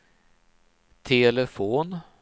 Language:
Swedish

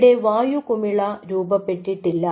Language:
Malayalam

